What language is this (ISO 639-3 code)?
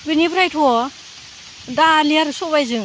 brx